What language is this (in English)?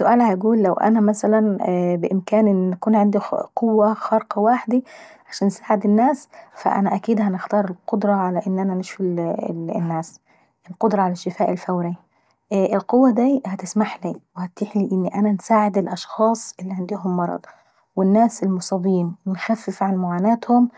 Saidi Arabic